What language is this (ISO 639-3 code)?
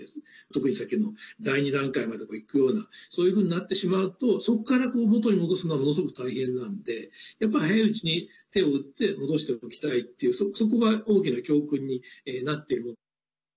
jpn